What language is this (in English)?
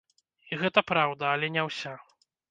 Belarusian